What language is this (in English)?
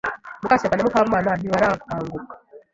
Kinyarwanda